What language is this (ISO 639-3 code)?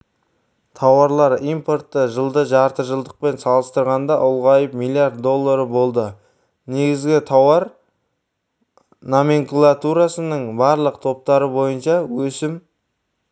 kaz